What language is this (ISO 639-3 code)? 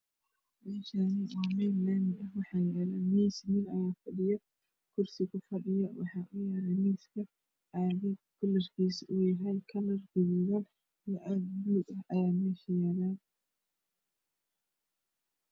som